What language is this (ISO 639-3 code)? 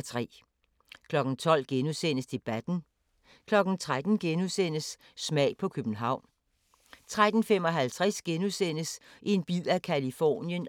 dan